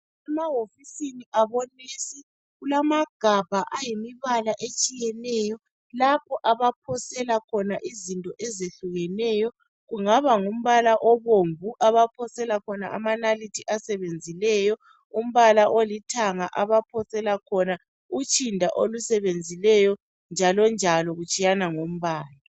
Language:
North Ndebele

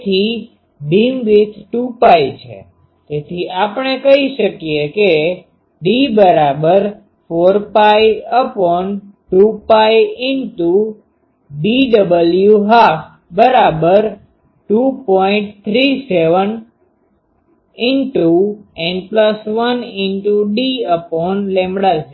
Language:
Gujarati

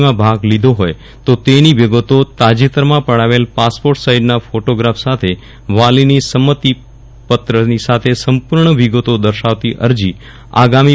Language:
Gujarati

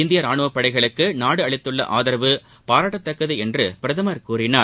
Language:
Tamil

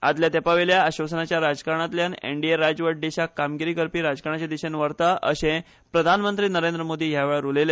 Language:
Konkani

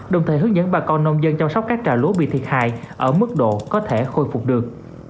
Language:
Vietnamese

